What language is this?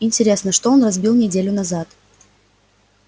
Russian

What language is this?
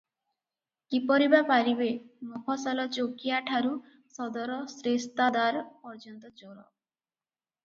Odia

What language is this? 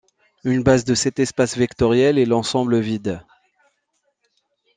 French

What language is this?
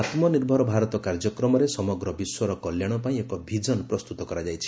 Odia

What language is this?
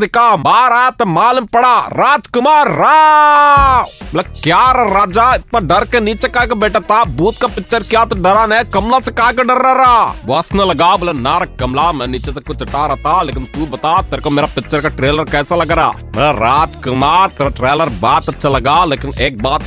Hindi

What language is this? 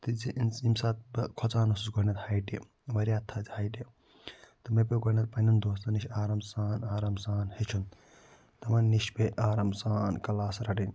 Kashmiri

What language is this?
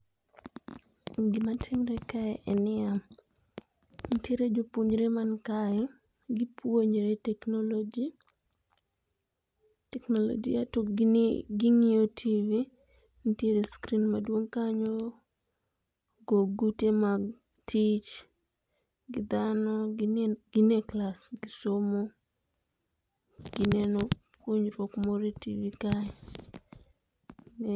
Luo (Kenya and Tanzania)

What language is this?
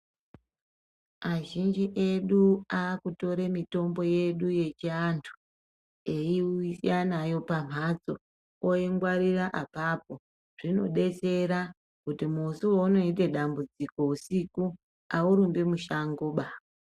Ndau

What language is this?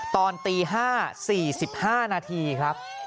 Thai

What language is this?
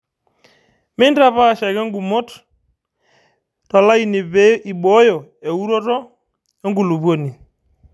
Masai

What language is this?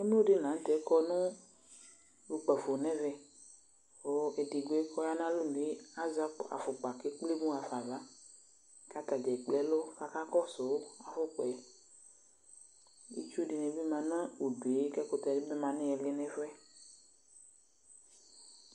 Ikposo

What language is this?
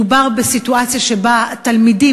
Hebrew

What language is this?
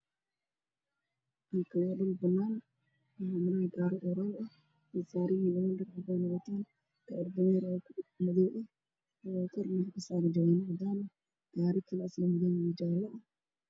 Somali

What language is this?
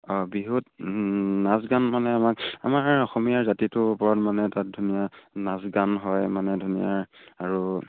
Assamese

